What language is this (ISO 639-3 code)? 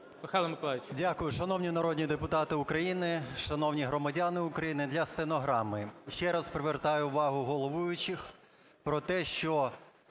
ukr